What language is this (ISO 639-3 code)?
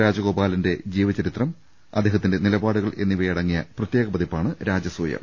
mal